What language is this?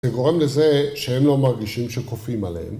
Hebrew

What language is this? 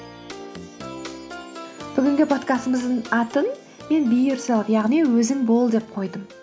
Kazakh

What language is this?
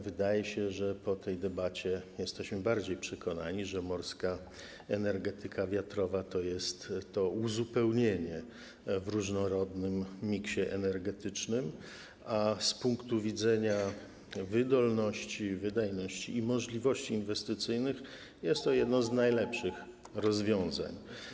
Polish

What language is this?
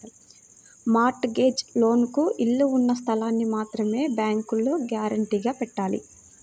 Telugu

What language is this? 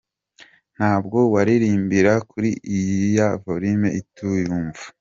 Kinyarwanda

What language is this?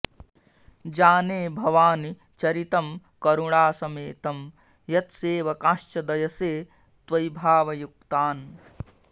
Sanskrit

